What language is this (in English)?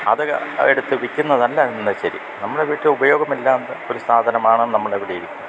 Malayalam